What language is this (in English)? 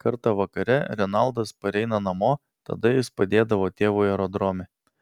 Lithuanian